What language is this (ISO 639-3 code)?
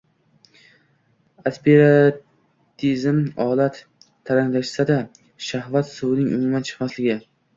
uzb